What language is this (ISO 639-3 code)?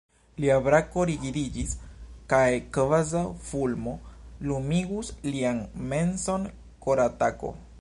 epo